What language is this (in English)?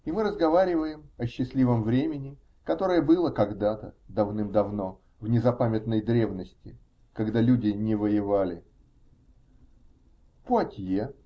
Russian